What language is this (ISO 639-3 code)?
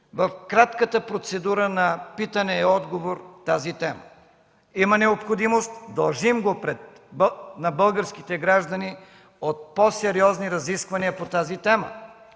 bul